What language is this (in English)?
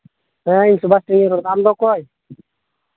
Santali